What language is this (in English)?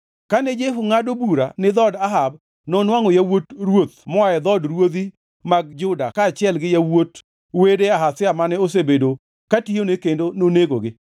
Luo (Kenya and Tanzania)